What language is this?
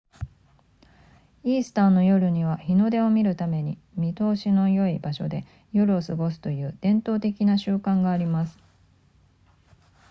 Japanese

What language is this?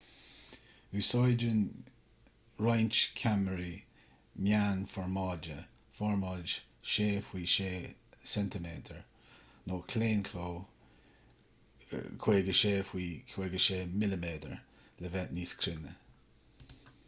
Irish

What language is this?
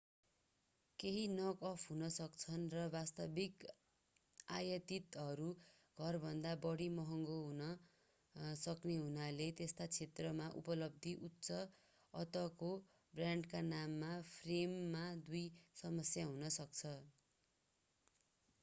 Nepali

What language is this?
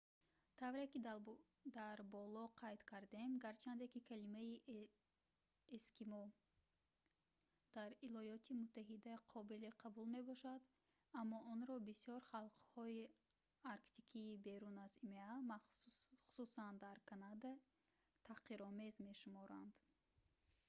Tajik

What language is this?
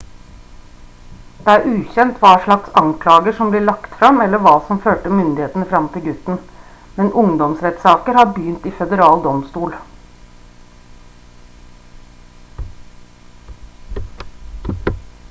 Norwegian Bokmål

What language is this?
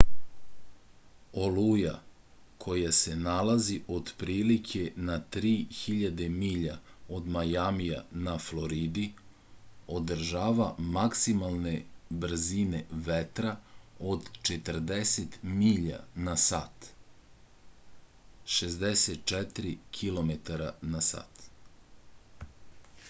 Serbian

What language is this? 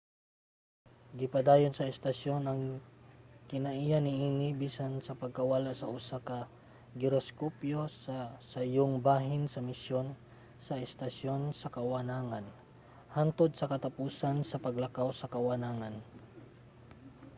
Cebuano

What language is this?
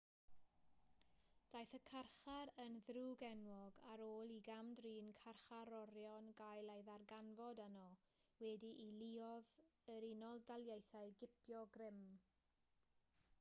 Welsh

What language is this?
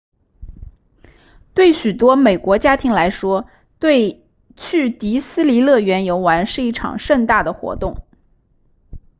Chinese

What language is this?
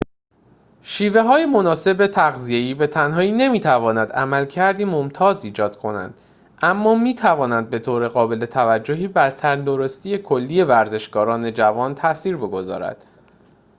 Persian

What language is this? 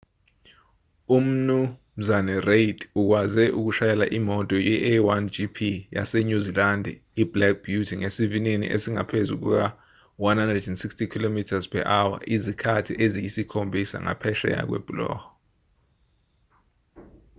Zulu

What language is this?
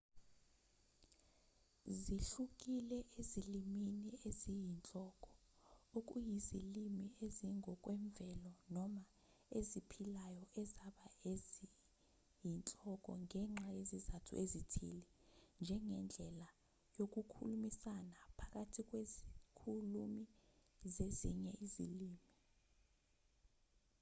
Zulu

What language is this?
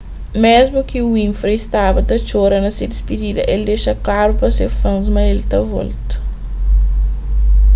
Kabuverdianu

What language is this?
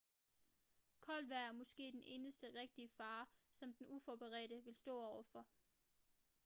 Danish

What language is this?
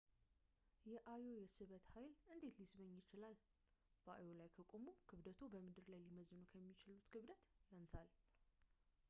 Amharic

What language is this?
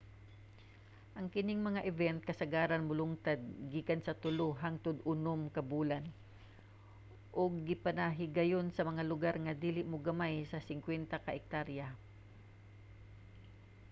Cebuano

